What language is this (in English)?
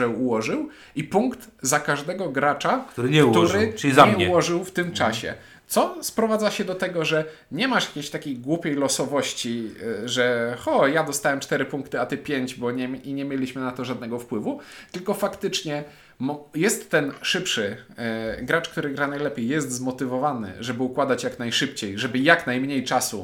Polish